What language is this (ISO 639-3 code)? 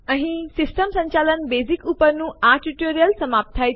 guj